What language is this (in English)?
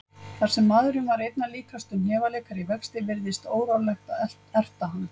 Icelandic